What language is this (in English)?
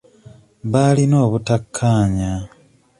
Ganda